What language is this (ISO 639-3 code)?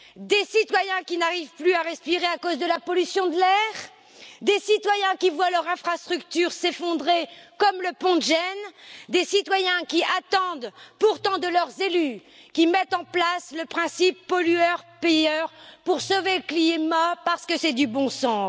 fra